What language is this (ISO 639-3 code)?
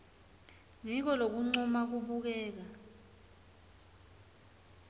ssw